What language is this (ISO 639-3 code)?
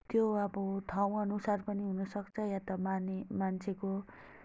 nep